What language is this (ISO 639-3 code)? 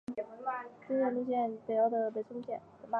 zho